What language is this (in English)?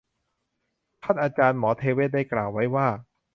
Thai